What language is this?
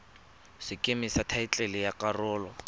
Tswana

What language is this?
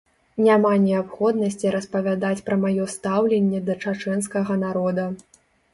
Belarusian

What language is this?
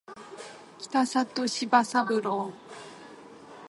Japanese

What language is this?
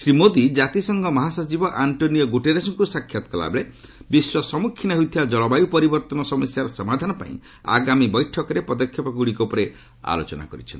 Odia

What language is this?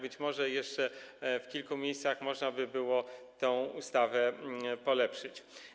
Polish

